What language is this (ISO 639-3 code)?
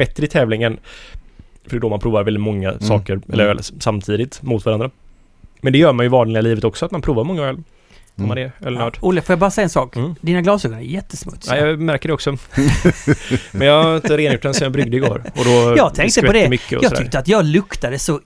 swe